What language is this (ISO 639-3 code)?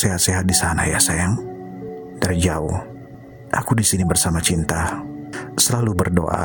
ind